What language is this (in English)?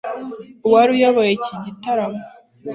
Kinyarwanda